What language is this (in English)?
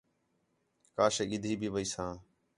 Khetrani